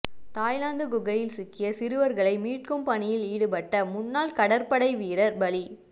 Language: Tamil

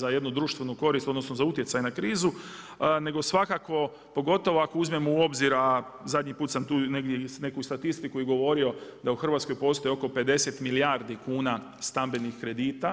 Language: Croatian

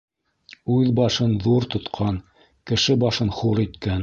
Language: Bashkir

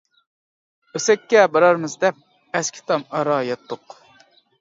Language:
Uyghur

